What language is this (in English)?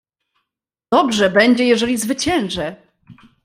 Polish